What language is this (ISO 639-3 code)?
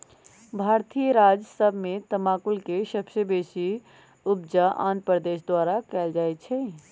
mag